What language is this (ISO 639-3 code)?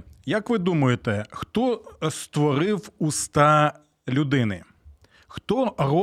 ukr